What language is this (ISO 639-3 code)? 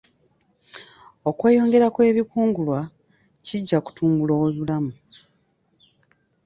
lug